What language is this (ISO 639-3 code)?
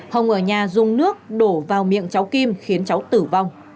vie